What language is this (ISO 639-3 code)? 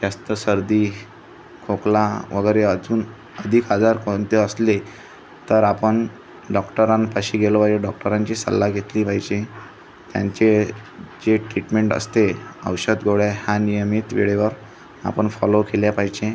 mar